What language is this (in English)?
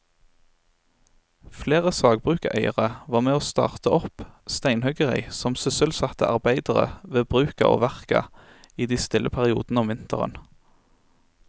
Norwegian